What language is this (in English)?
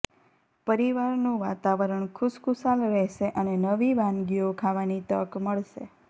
Gujarati